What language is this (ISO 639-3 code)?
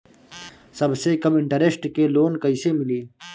bho